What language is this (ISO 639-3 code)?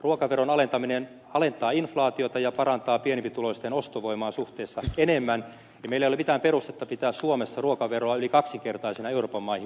fin